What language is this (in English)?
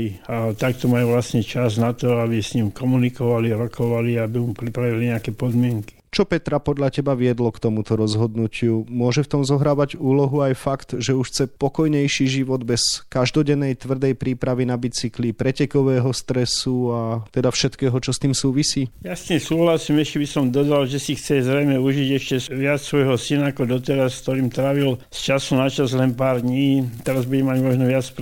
Slovak